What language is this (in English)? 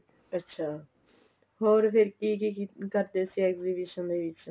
Punjabi